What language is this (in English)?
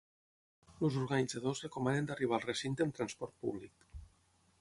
Catalan